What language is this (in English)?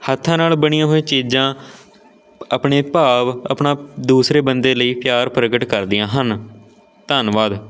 Punjabi